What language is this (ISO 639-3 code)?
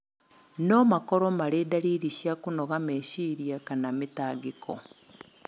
kik